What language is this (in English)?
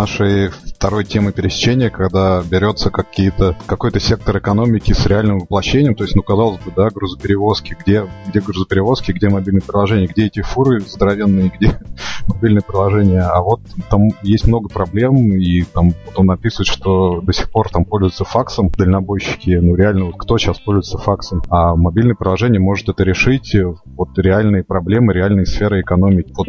Russian